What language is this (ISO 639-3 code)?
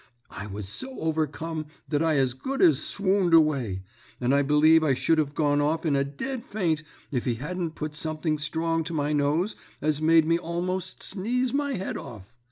eng